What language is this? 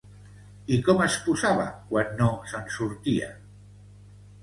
Catalan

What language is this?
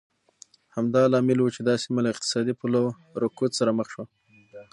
Pashto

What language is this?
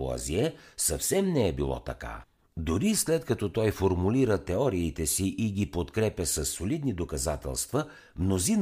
Bulgarian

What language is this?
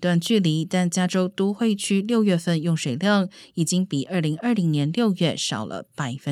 Chinese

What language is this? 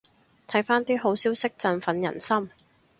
Cantonese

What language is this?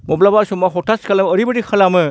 Bodo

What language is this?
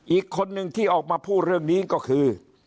Thai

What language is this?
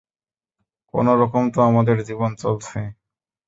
Bangla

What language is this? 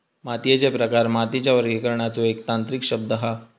Marathi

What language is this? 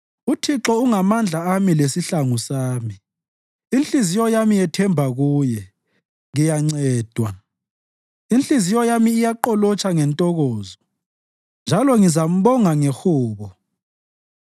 North Ndebele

